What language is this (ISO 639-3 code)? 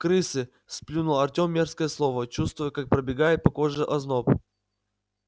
rus